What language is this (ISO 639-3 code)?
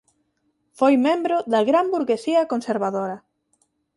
glg